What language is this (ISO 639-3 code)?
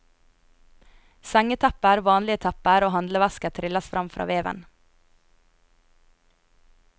nor